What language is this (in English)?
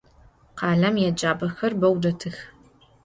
Adyghe